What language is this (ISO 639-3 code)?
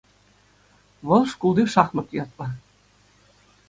chv